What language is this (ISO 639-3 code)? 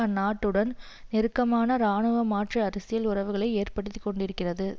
tam